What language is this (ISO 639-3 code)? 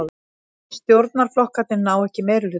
isl